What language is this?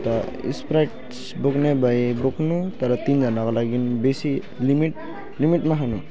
Nepali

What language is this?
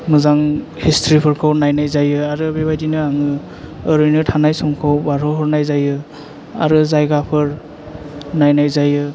Bodo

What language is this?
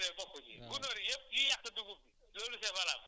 Wolof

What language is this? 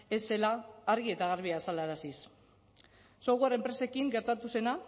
Basque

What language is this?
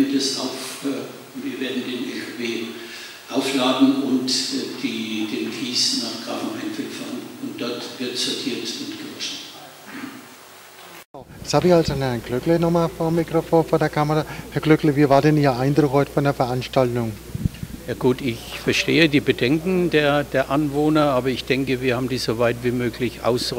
German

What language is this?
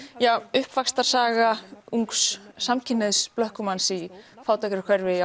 Icelandic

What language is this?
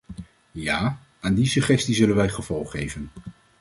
Dutch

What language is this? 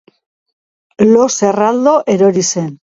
Basque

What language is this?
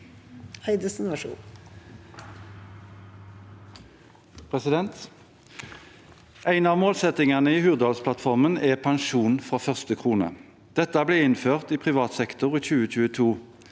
Norwegian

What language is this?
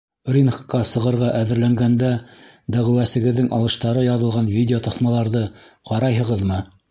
Bashkir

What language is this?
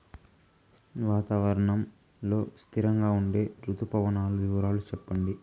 Telugu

